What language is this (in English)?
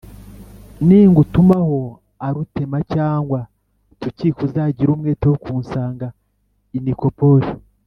Kinyarwanda